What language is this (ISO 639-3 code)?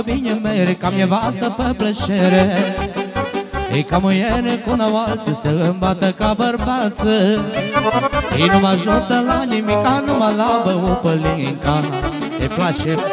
ron